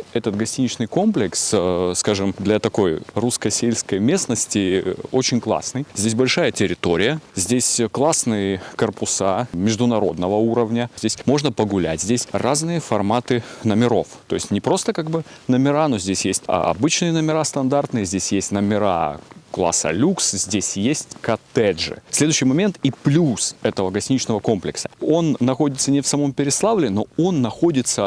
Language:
Russian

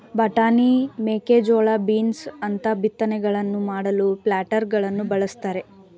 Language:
Kannada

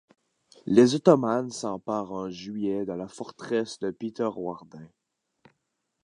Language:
French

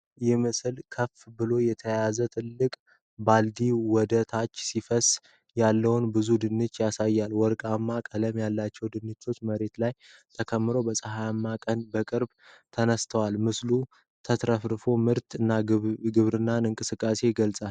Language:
Amharic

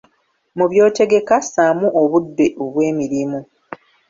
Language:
Ganda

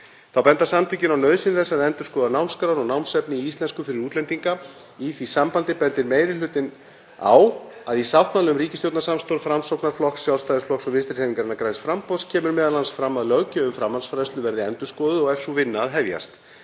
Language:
Icelandic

